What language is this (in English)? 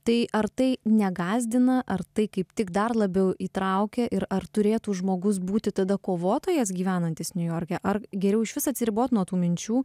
Lithuanian